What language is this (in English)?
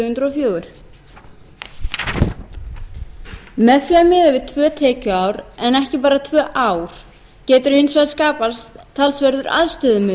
Icelandic